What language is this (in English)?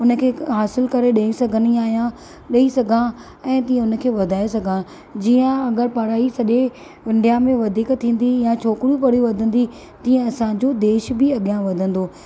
Sindhi